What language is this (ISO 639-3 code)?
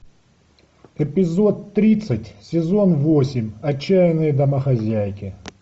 rus